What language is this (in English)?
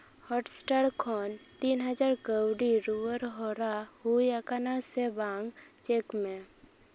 Santali